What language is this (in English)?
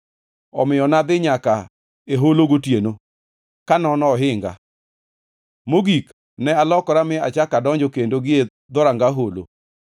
Luo (Kenya and Tanzania)